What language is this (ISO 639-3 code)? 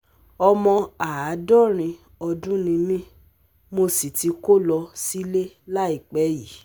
yor